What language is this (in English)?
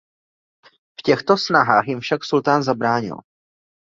Czech